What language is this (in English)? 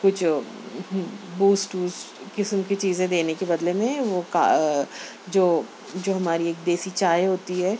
Urdu